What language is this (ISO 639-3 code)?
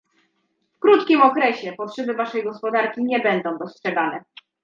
pol